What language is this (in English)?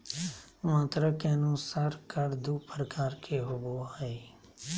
Magahi